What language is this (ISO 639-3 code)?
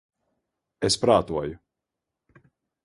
lav